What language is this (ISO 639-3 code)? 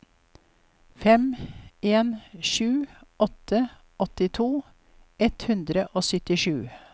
nor